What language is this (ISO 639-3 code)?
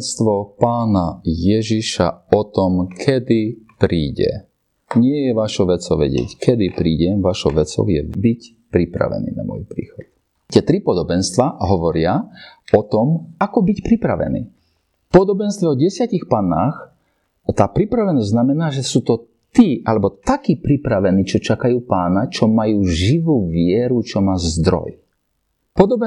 slk